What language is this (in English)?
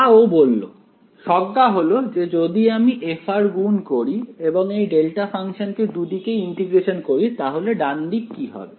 Bangla